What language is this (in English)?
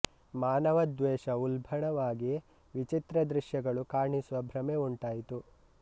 Kannada